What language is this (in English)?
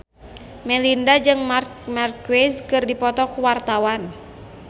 Sundanese